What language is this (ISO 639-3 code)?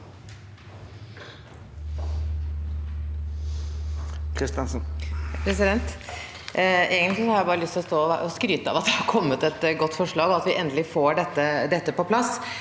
nor